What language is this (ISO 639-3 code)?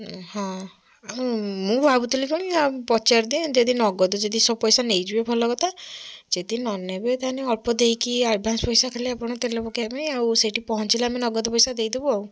ori